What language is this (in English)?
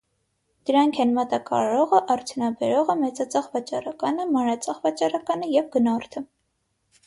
Armenian